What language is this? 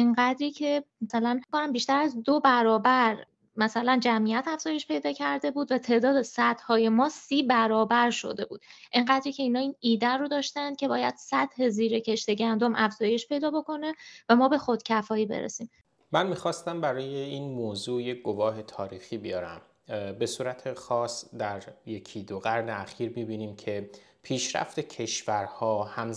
Persian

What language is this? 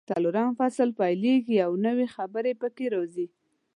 Pashto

